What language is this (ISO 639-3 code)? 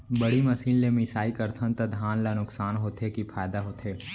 hne